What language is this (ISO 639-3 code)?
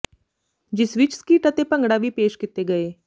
pan